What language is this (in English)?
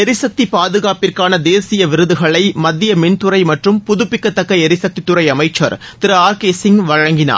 Tamil